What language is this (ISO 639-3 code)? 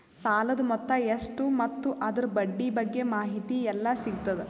kan